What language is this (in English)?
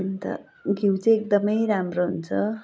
Nepali